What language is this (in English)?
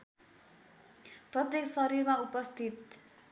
Nepali